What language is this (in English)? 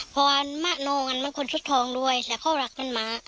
Thai